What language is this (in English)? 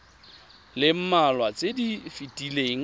Tswana